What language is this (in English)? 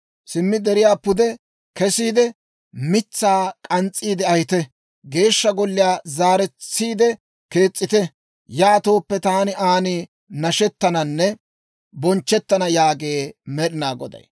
Dawro